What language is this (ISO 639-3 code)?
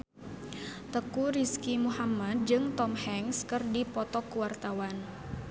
sun